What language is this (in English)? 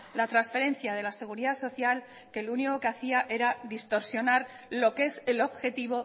Spanish